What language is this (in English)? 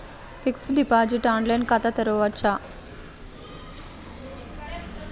Telugu